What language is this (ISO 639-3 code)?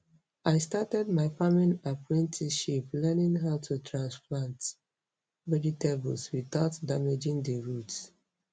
ibo